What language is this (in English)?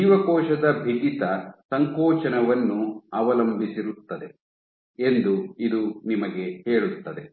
Kannada